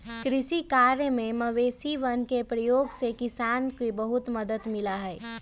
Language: Magahi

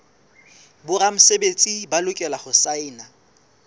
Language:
Southern Sotho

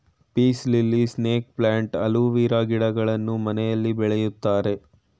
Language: Kannada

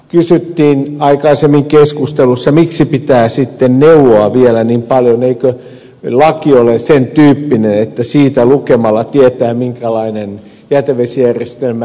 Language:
Finnish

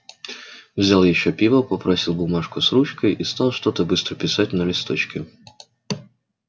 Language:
Russian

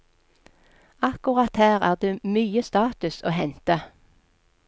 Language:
Norwegian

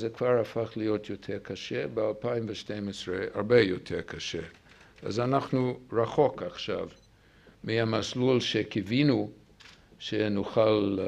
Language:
Hebrew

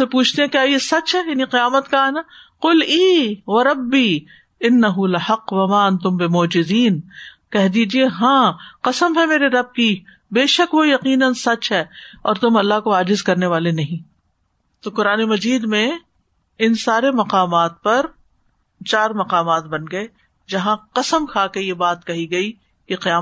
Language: Urdu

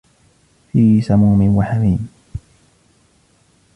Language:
Arabic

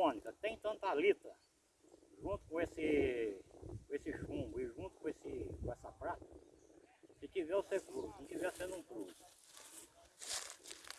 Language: Portuguese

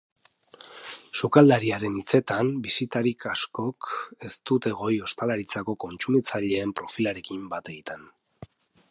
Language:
Basque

